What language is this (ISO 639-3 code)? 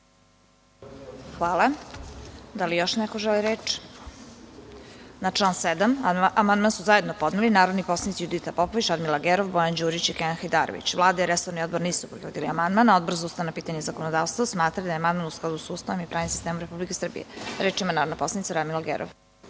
srp